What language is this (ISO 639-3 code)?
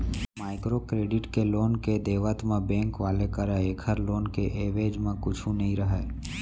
hne